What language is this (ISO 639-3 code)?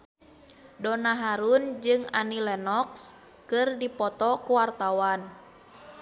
sun